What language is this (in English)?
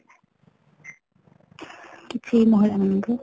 Odia